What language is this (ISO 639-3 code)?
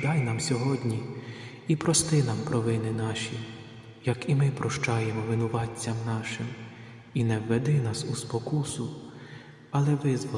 ukr